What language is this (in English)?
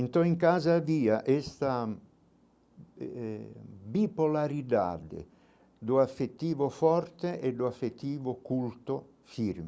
Portuguese